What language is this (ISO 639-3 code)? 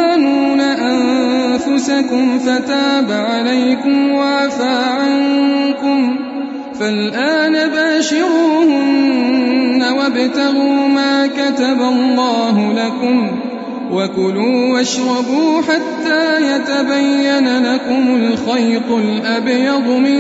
urd